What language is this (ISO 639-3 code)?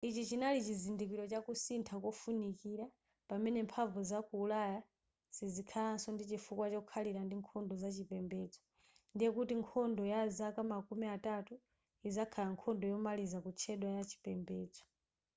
nya